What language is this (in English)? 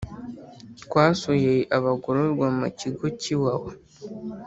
Kinyarwanda